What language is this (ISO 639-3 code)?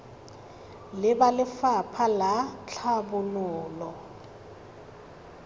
tsn